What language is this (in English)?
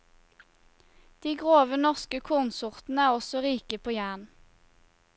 Norwegian